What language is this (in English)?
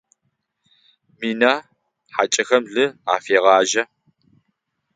Adyghe